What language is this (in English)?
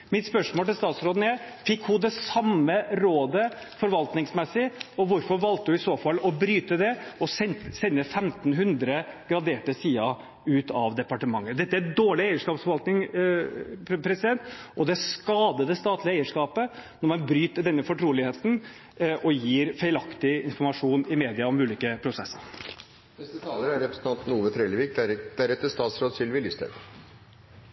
Norwegian